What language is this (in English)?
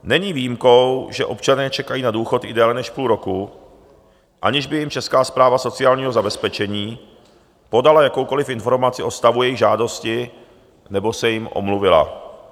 Czech